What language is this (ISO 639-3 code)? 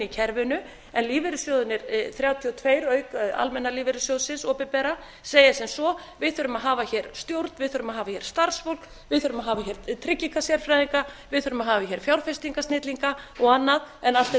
isl